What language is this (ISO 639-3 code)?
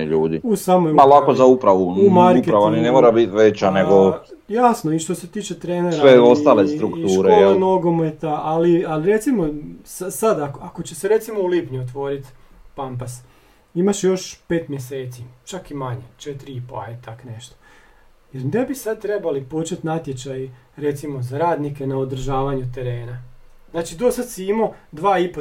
hrv